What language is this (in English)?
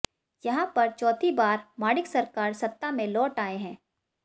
Hindi